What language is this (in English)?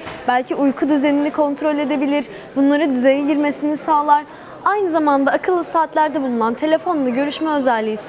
Turkish